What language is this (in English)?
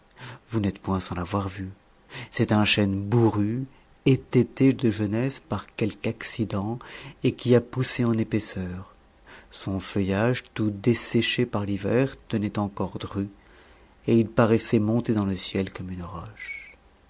French